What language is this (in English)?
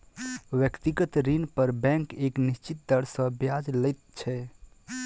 Maithili